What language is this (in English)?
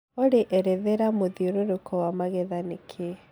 Kikuyu